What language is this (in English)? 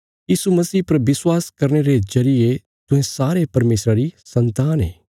Bilaspuri